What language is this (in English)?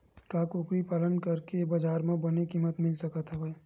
Chhattisgarhi